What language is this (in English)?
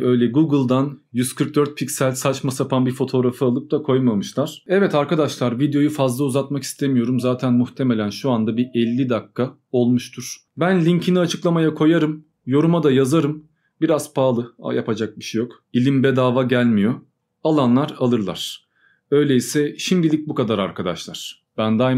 Turkish